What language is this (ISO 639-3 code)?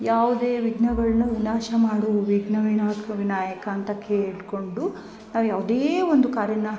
kan